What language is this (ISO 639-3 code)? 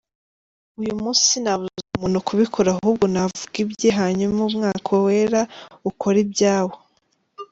kin